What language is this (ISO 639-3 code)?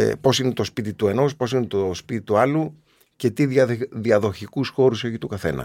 ell